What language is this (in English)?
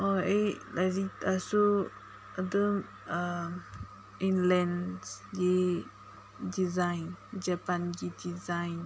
Manipuri